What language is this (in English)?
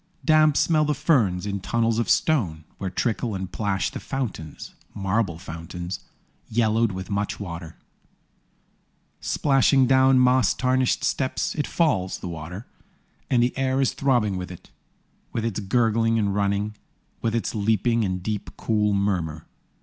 English